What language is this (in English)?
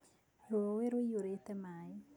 Kikuyu